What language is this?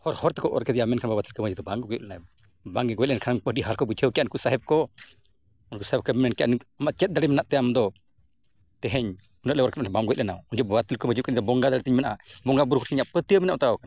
Santali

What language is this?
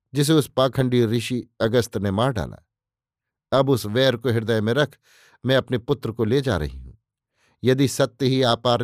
Hindi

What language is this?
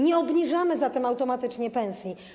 Polish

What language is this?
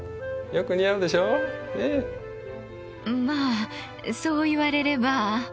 Japanese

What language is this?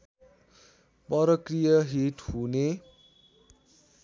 Nepali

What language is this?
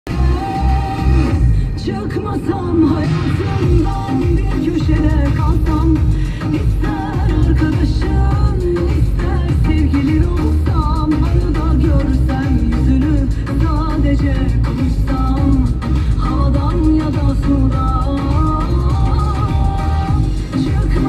Turkish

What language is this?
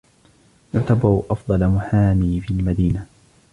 Arabic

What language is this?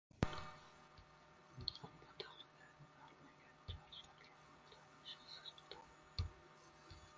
Uzbek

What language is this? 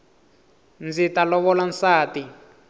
Tsonga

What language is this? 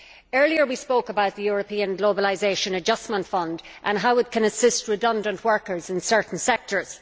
English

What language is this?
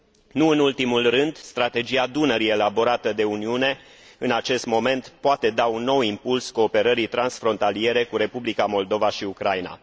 Romanian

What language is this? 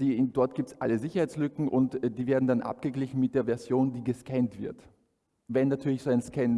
German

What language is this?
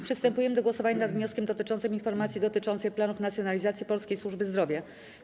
Polish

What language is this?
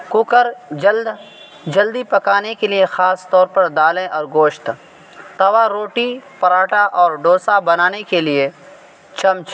Urdu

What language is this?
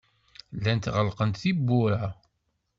Kabyle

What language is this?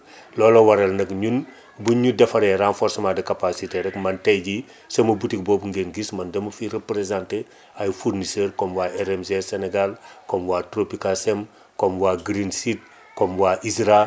Wolof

